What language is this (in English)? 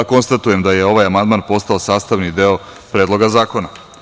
Serbian